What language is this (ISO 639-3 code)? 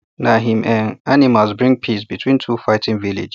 pcm